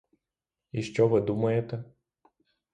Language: Ukrainian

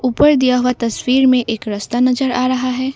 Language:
Hindi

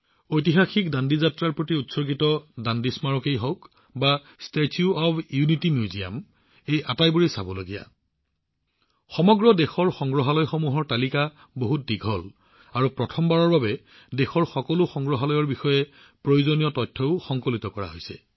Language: Assamese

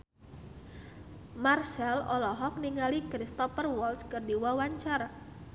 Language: Sundanese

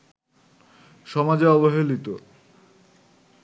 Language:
Bangla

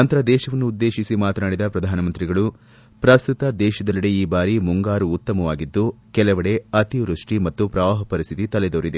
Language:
Kannada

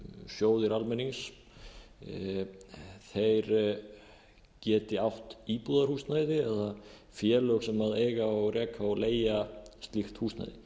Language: Icelandic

